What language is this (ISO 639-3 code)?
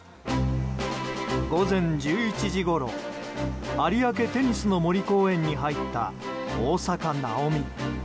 jpn